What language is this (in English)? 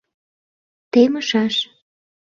Mari